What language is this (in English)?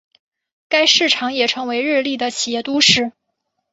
Chinese